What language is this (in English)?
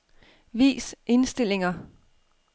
Danish